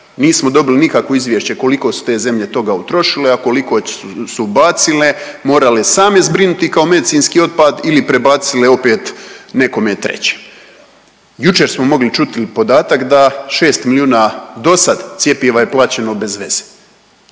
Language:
Croatian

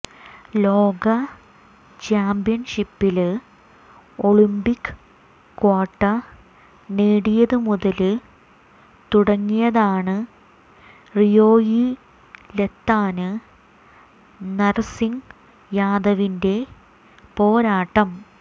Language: Malayalam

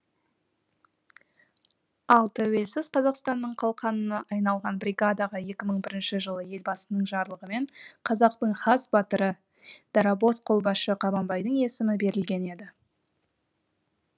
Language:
Kazakh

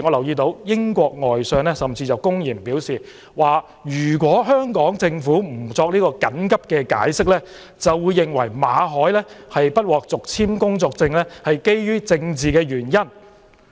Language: Cantonese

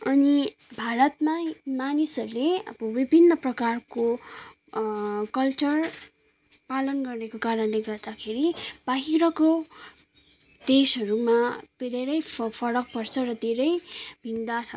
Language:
Nepali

